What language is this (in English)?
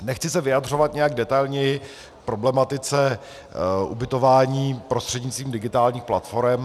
Czech